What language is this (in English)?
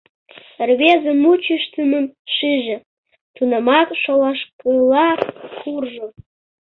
Mari